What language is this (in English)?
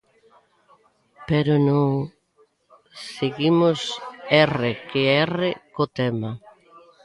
Galician